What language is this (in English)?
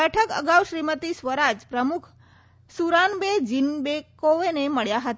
Gujarati